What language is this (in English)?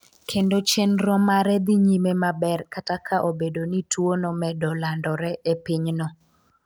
Luo (Kenya and Tanzania)